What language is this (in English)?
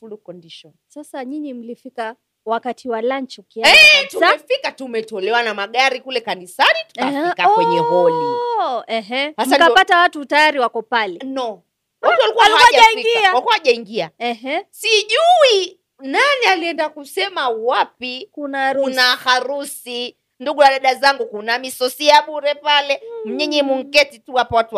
Swahili